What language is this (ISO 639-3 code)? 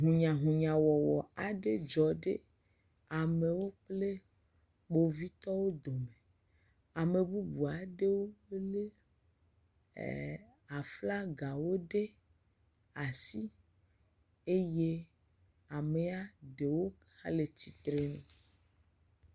ewe